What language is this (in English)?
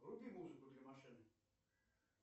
Russian